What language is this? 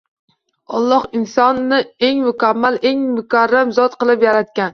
Uzbek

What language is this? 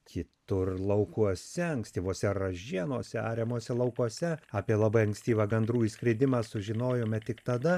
Lithuanian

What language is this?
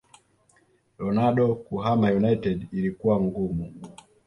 Swahili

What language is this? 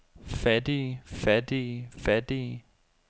Danish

